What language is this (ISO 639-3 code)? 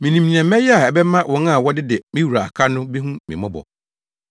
aka